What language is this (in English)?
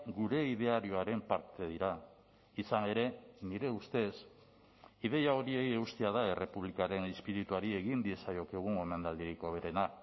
Basque